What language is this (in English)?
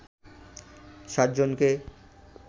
Bangla